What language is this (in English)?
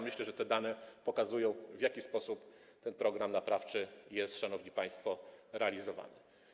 Polish